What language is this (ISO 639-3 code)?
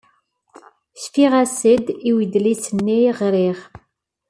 kab